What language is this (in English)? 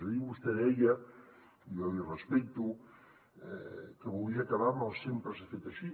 Catalan